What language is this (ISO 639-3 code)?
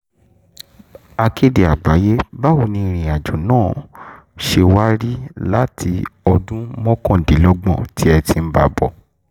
yor